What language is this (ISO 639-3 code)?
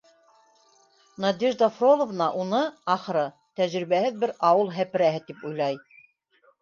bak